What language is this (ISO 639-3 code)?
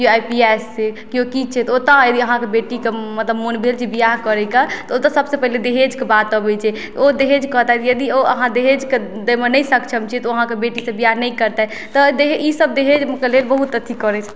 mai